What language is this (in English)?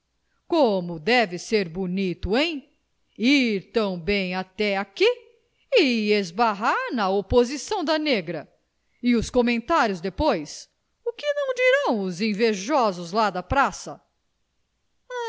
Portuguese